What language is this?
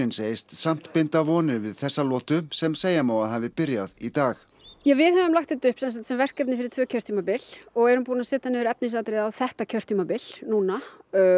Icelandic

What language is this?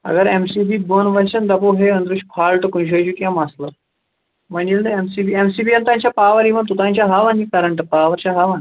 Kashmiri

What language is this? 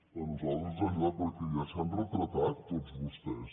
Catalan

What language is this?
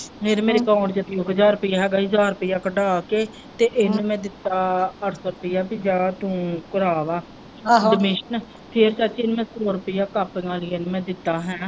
Punjabi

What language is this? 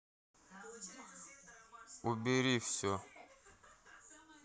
Russian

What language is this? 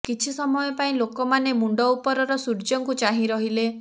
Odia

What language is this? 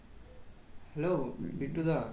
Bangla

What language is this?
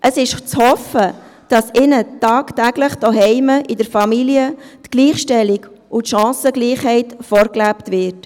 Swiss German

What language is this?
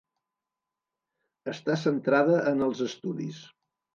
Catalan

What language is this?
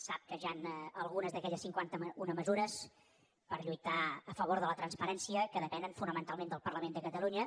Catalan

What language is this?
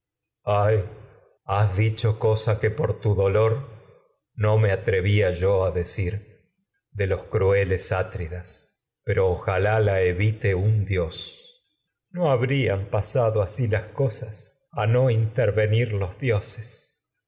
Spanish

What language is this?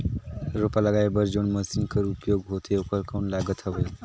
Chhattisgarhi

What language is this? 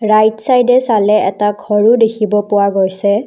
Assamese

